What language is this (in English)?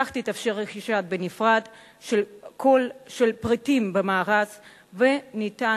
Hebrew